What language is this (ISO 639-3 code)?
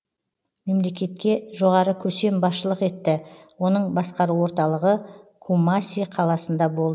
kaz